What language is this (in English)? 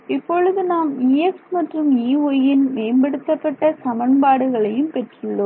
Tamil